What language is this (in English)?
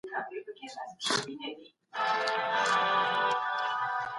Pashto